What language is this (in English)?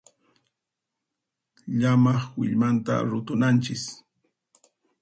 Puno Quechua